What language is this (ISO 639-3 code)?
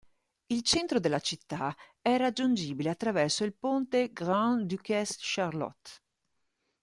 ita